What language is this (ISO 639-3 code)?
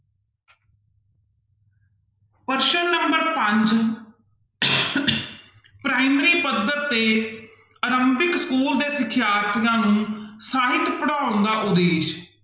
pan